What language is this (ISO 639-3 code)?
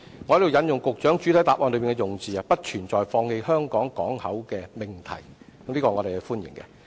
yue